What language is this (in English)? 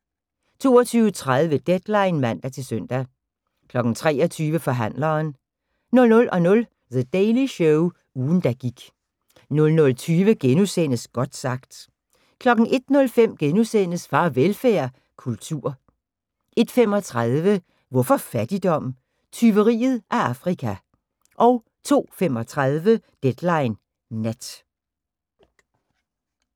Danish